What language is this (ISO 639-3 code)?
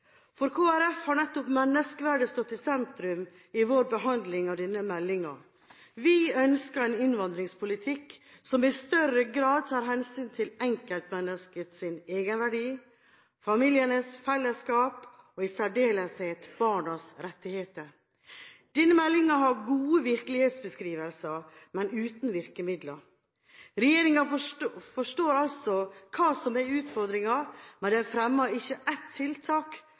nob